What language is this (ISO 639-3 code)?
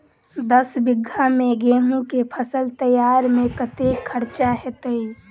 mai